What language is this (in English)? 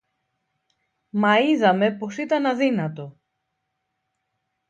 Greek